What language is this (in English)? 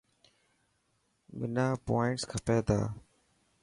Dhatki